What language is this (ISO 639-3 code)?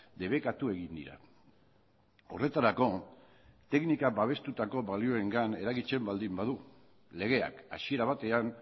eus